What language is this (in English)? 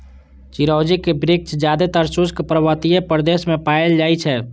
Maithili